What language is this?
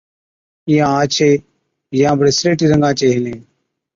Od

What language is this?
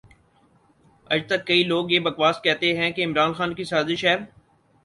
Urdu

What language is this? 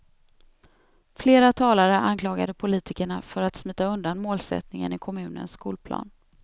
Swedish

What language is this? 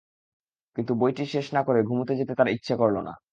Bangla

